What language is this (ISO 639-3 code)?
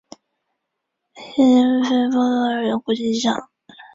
zho